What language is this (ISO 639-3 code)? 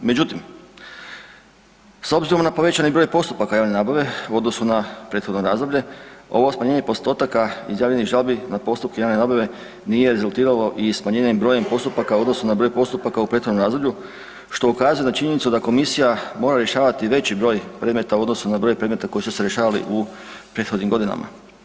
hrv